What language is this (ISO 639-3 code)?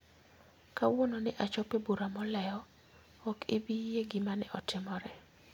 luo